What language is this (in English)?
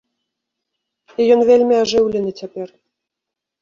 Belarusian